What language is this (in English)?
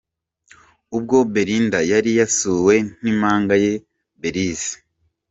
Kinyarwanda